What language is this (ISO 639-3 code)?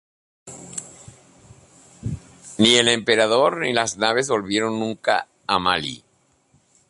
spa